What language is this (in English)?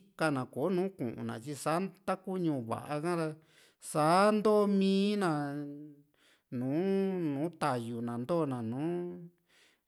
Juxtlahuaca Mixtec